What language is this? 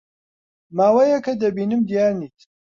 Central Kurdish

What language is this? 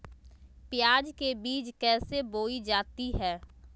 Magahi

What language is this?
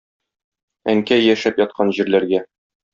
Tatar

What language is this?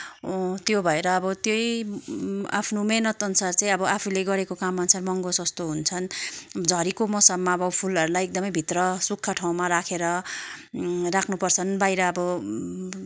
Nepali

